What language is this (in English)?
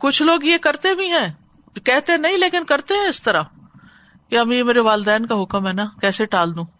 Urdu